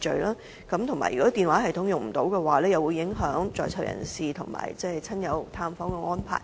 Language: Cantonese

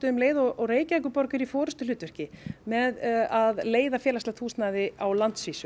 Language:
Icelandic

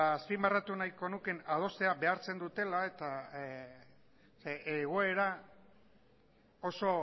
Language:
Basque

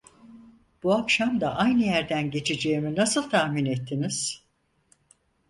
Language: Turkish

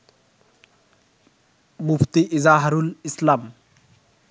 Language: Bangla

